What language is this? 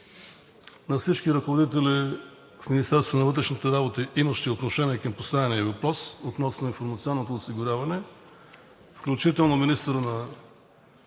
Bulgarian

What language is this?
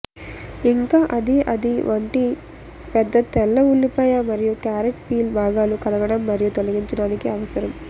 Telugu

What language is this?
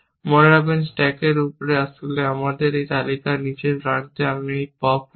Bangla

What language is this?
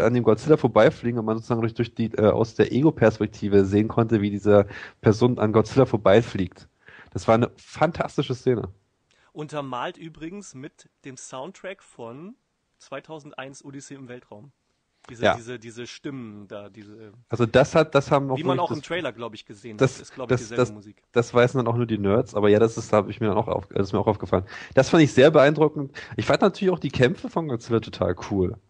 German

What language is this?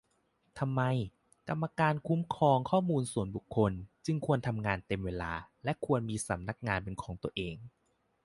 Thai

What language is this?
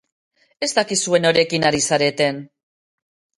Basque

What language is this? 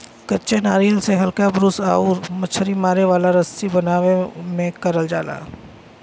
Bhojpuri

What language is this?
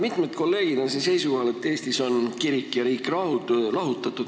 Estonian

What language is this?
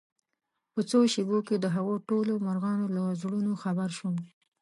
Pashto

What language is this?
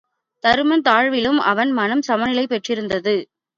Tamil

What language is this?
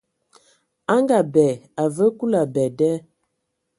Ewondo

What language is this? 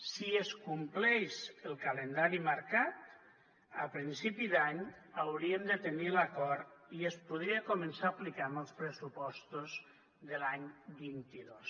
Catalan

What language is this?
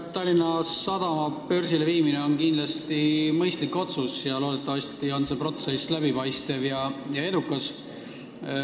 Estonian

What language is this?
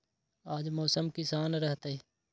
Magahi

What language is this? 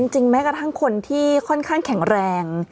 Thai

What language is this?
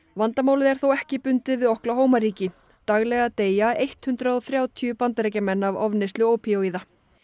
Icelandic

